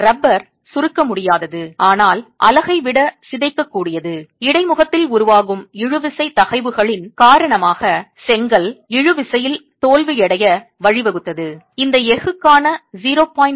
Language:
Tamil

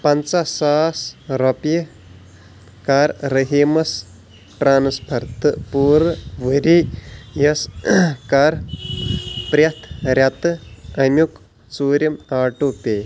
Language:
Kashmiri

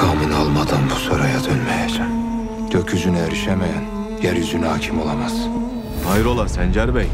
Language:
Turkish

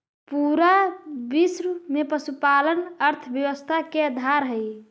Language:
Magahi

